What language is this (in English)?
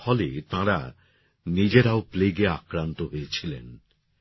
Bangla